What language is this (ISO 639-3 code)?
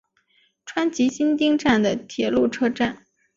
zho